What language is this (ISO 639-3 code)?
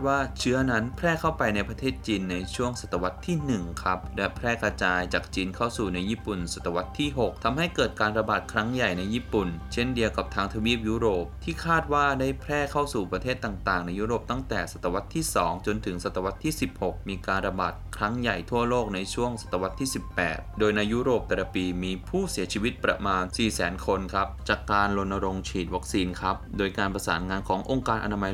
tha